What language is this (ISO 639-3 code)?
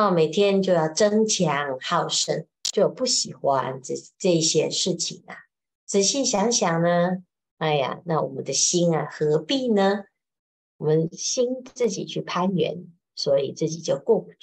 zho